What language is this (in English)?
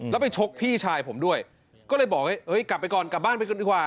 Thai